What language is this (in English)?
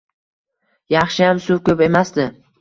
Uzbek